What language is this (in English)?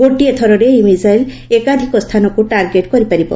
Odia